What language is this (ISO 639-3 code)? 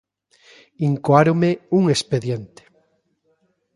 glg